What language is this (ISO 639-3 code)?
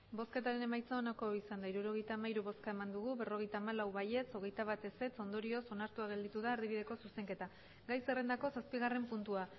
eus